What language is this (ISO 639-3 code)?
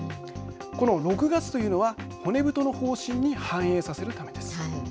jpn